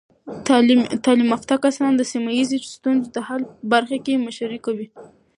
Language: Pashto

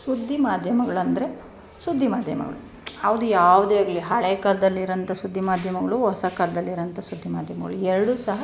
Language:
Kannada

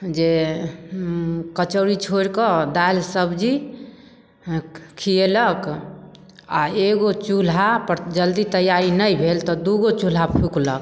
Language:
Maithili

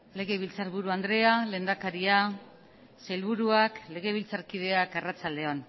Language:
Basque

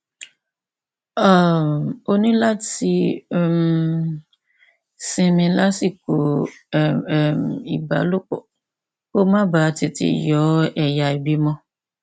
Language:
Yoruba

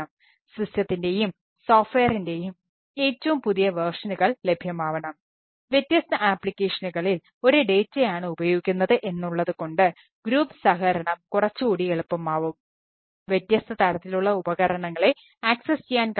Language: Malayalam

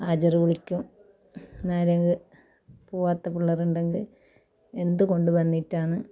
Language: Malayalam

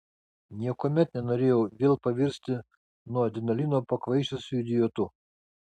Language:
Lithuanian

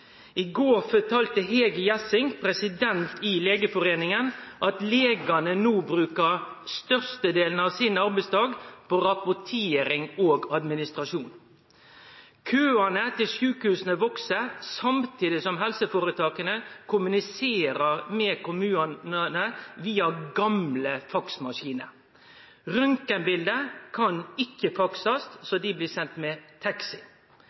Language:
Norwegian Nynorsk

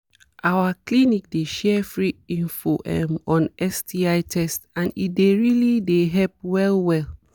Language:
Nigerian Pidgin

